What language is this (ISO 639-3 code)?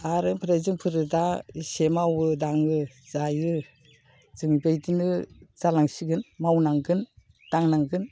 brx